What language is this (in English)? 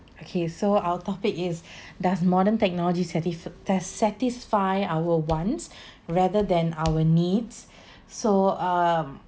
English